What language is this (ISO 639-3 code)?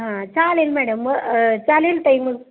mar